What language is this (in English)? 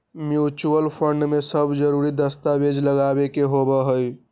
Magahi